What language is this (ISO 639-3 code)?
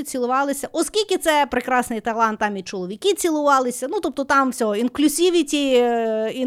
ukr